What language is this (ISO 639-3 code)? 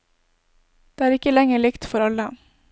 nor